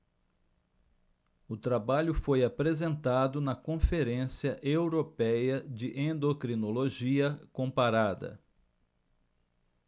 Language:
Portuguese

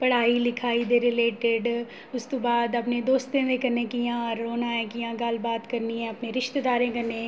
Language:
Dogri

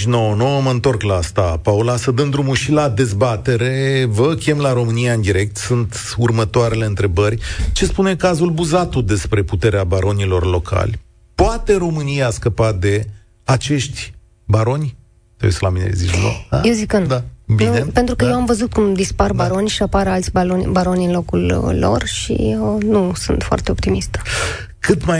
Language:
Romanian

